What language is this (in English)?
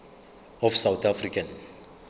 Zulu